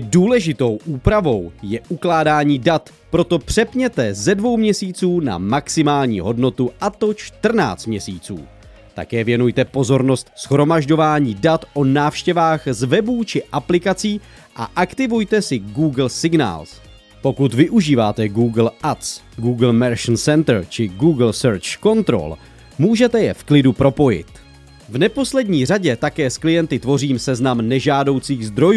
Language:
Czech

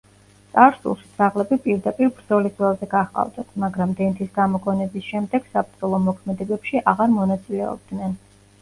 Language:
Georgian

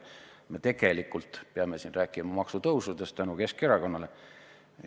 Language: Estonian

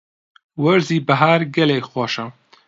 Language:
Central Kurdish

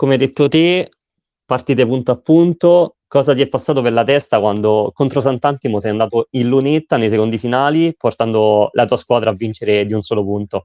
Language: Italian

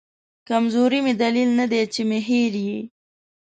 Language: Pashto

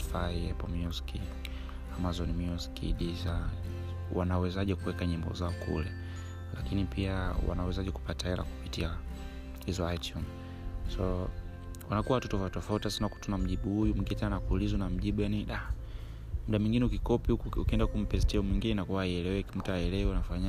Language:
Swahili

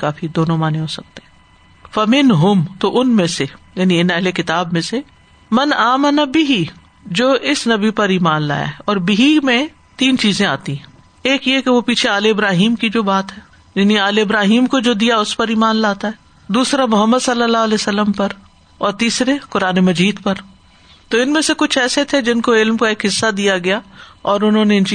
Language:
Urdu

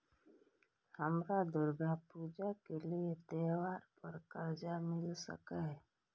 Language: Maithili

